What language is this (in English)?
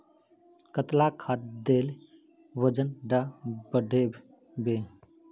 Magahi